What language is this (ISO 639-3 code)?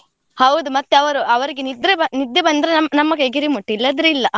kan